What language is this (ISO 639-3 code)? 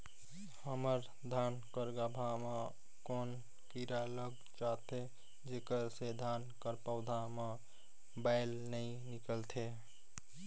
hne